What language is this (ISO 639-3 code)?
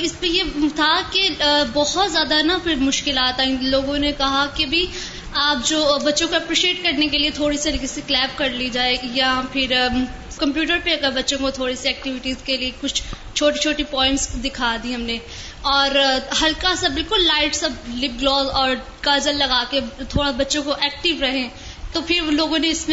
urd